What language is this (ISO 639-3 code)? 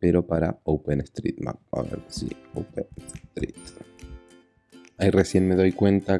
spa